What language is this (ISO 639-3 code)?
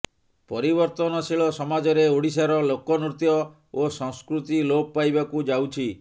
ori